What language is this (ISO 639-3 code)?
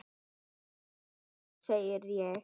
isl